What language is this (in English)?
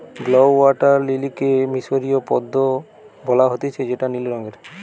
Bangla